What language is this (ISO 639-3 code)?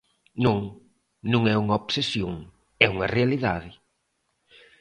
glg